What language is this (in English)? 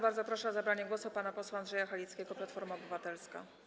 Polish